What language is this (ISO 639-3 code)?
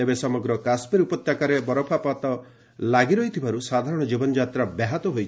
ori